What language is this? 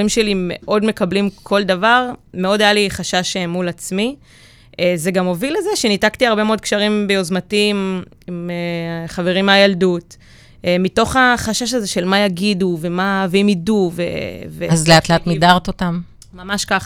Hebrew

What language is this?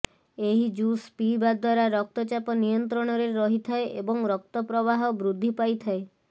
Odia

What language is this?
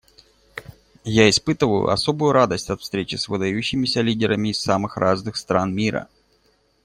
Russian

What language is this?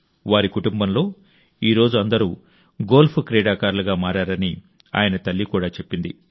Telugu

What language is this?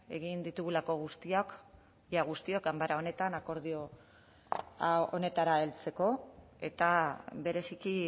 Basque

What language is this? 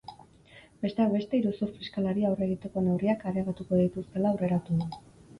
Basque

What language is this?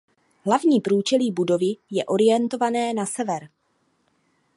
Czech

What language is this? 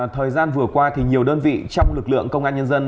Vietnamese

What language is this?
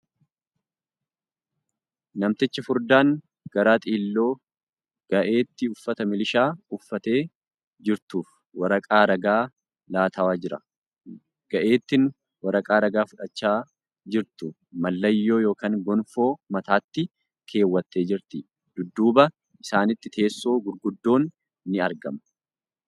Oromo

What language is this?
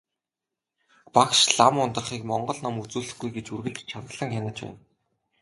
Mongolian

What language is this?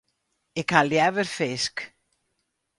Western Frisian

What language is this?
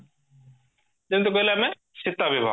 Odia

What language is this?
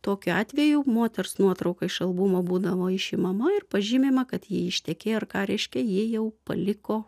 Lithuanian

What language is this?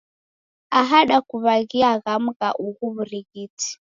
Taita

